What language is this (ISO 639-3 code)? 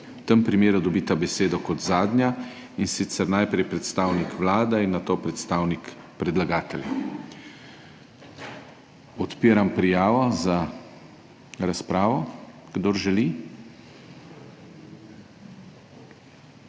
slv